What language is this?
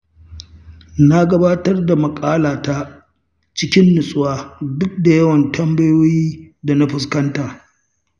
Hausa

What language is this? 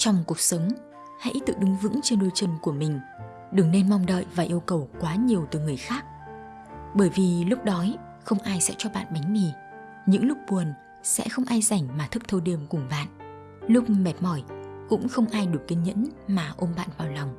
Vietnamese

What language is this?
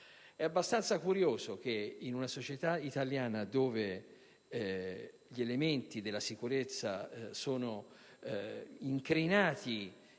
Italian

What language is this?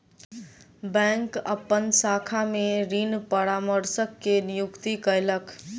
Maithili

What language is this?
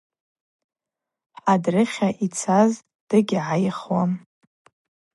Abaza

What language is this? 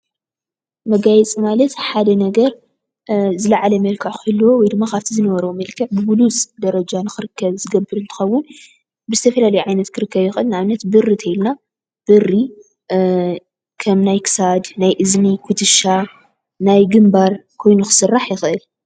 Tigrinya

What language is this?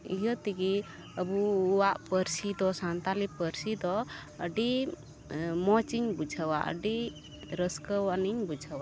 Santali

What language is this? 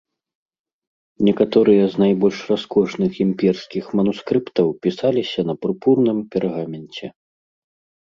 Belarusian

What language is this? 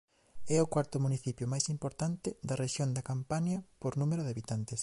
Galician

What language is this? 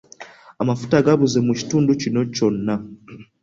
Ganda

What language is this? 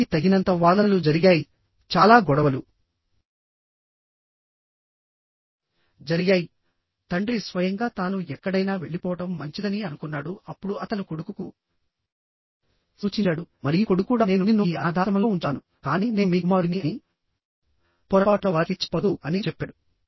Telugu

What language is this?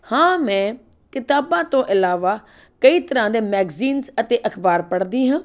Punjabi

